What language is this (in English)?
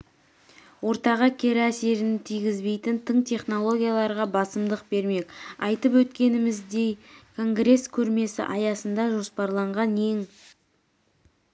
Kazakh